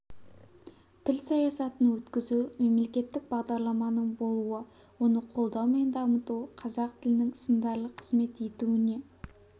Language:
Kazakh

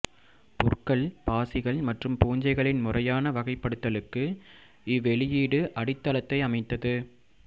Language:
Tamil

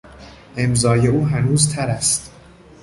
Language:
Persian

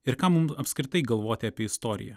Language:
Lithuanian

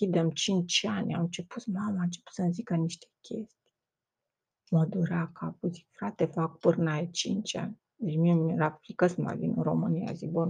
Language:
Romanian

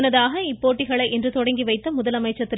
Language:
Tamil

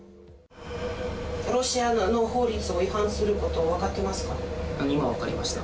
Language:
Japanese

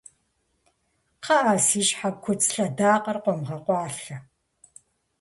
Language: Kabardian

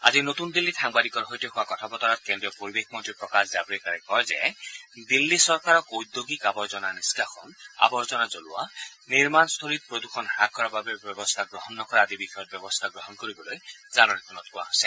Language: Assamese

